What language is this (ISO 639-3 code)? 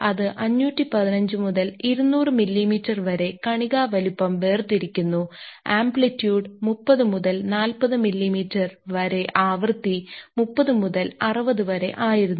mal